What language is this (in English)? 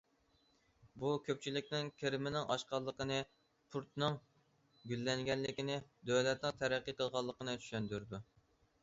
Uyghur